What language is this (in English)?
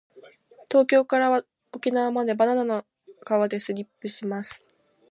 Japanese